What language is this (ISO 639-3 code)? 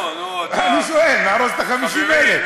heb